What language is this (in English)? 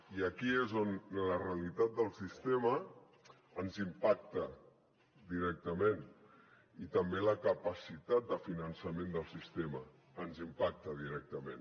Catalan